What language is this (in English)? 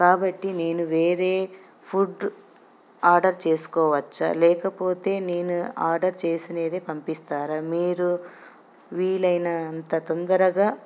Telugu